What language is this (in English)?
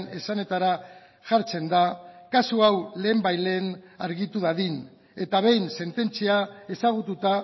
Basque